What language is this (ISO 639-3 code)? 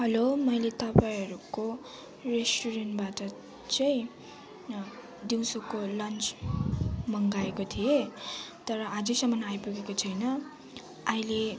nep